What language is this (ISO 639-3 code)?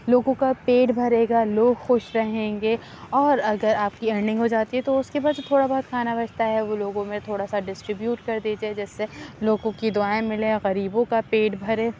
urd